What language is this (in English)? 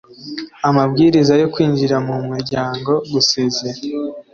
Kinyarwanda